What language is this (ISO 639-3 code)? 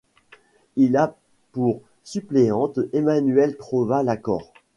fra